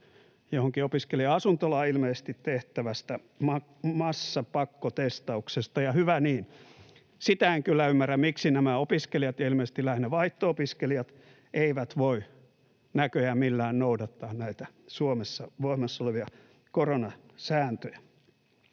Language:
Finnish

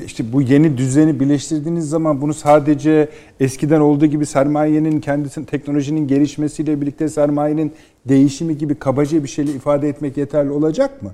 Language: Turkish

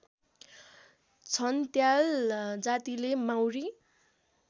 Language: Nepali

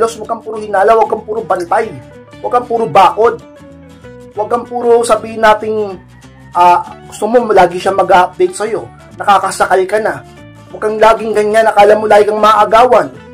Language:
Filipino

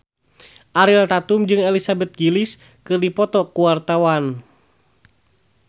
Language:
Sundanese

